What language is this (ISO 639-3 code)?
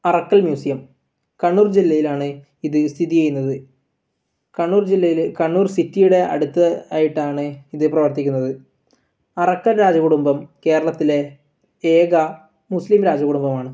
mal